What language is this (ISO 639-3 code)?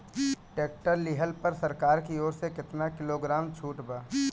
bho